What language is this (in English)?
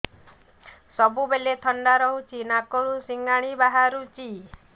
Odia